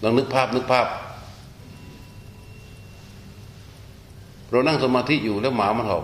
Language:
Thai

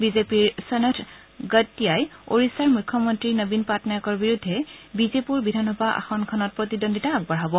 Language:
Assamese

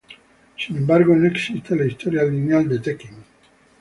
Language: Spanish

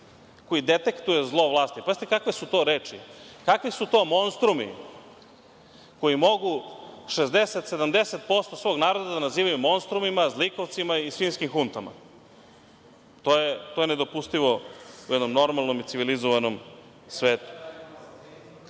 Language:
Serbian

